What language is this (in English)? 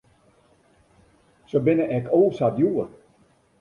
Western Frisian